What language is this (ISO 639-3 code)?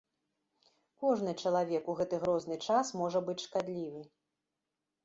bel